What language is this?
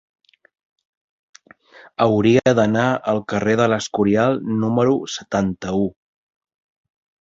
Catalan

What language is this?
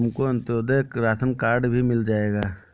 Hindi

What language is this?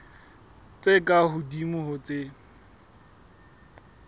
Southern Sotho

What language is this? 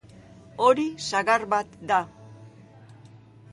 Basque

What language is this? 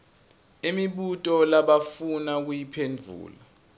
Swati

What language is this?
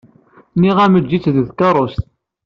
Kabyle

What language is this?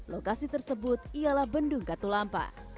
Indonesian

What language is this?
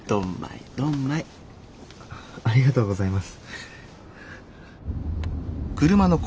Japanese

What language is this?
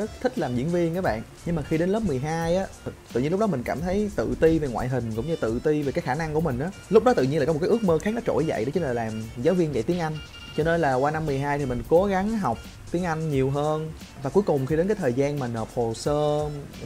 Vietnamese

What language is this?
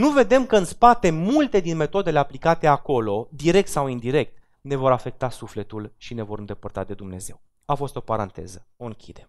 Romanian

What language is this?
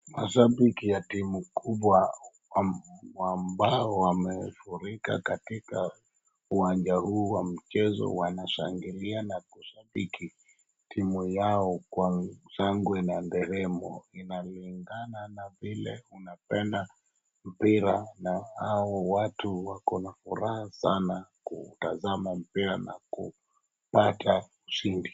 Swahili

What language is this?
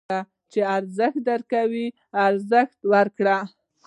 Pashto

